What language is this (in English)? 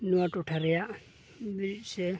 Santali